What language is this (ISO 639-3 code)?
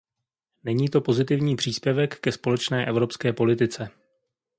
ces